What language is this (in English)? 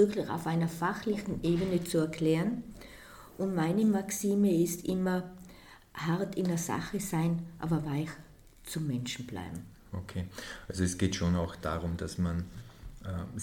German